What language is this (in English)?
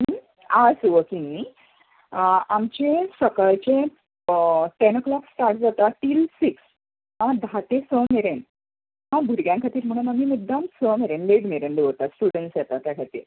Konkani